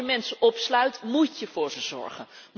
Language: Dutch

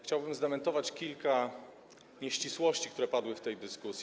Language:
Polish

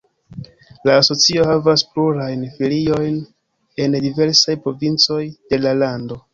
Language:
Esperanto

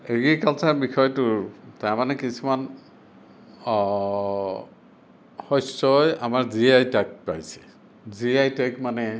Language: Assamese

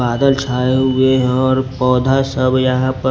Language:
Hindi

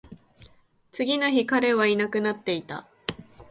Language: Japanese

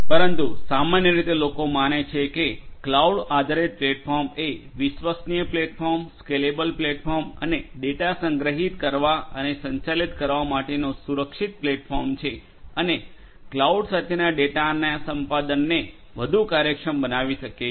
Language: Gujarati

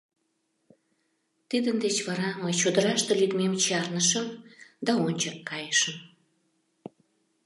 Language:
Mari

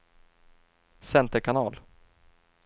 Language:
Swedish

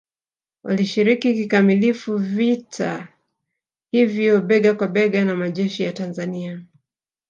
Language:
Swahili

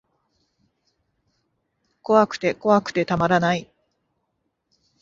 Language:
Japanese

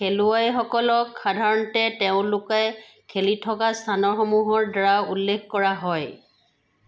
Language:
Assamese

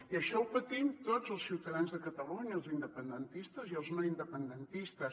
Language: Catalan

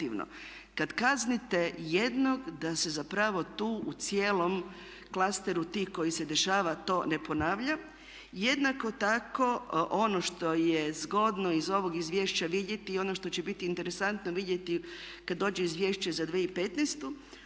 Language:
Croatian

